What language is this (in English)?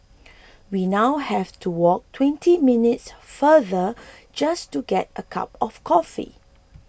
English